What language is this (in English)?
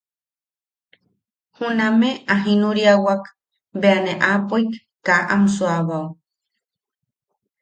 Yaqui